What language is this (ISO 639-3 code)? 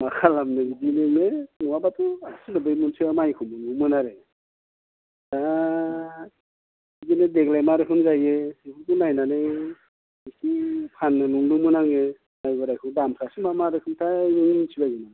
brx